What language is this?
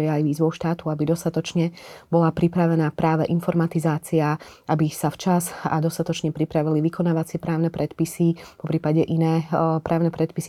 Slovak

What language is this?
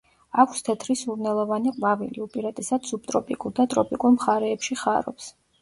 Georgian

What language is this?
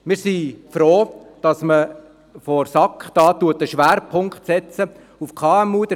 Swiss German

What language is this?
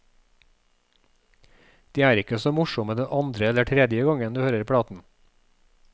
Norwegian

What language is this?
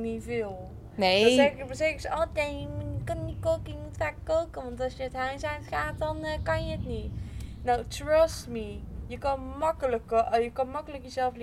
Dutch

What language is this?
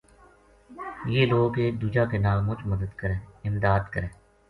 Gujari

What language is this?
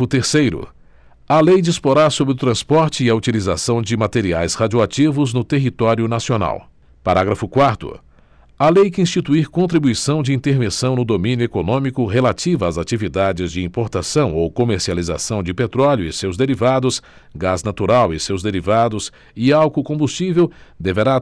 Portuguese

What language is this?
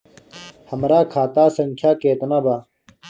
Bhojpuri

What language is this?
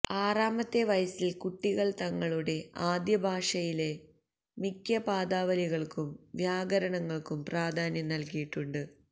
Malayalam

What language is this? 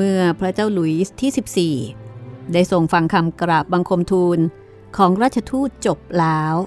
Thai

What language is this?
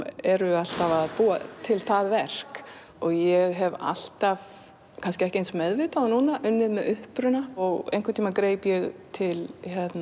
Icelandic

